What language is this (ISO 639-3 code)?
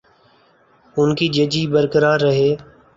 urd